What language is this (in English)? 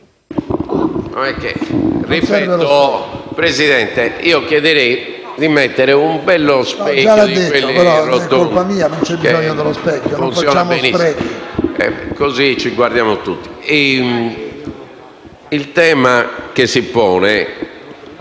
Italian